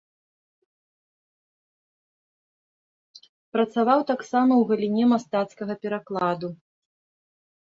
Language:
Belarusian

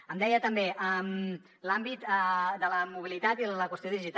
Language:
Catalan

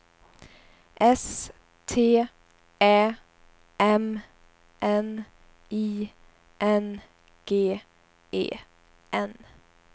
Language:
Swedish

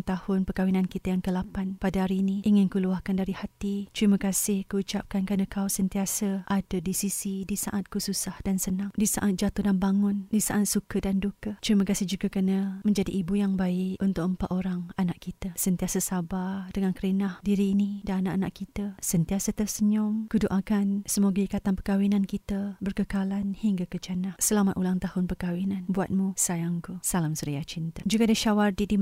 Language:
Malay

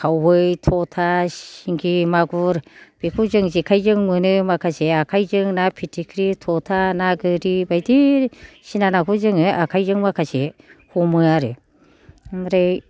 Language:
Bodo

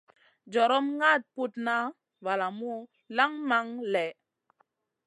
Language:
Masana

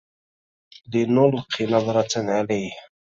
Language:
Arabic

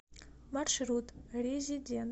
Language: Russian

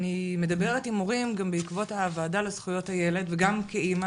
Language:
Hebrew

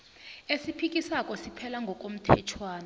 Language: South Ndebele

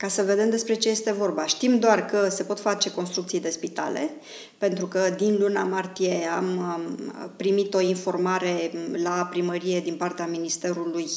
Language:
Romanian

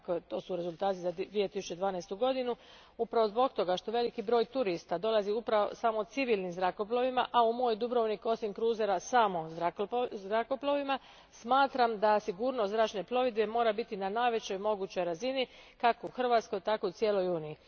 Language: Croatian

